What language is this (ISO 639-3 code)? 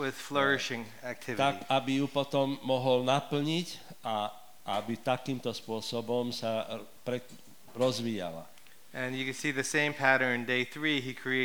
slk